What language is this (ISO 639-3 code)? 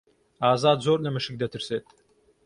ckb